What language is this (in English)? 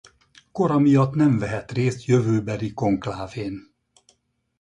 Hungarian